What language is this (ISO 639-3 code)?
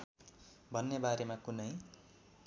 nep